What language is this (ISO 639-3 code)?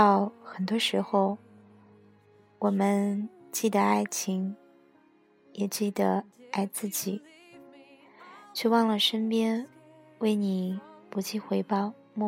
zho